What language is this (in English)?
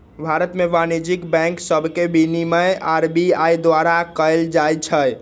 Magahi